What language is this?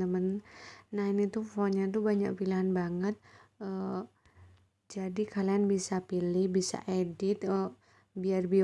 Indonesian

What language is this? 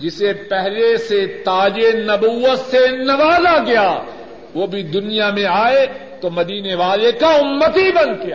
Urdu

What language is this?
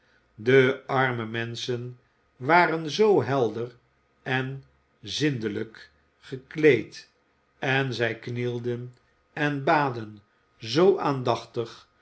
Dutch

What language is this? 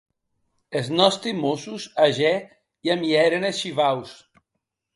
Occitan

